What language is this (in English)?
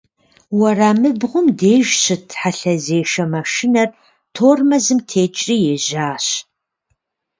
Kabardian